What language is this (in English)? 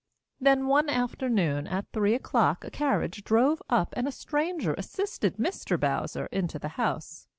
English